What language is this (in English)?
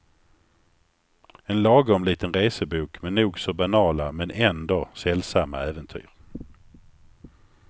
Swedish